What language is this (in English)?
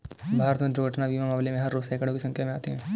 Hindi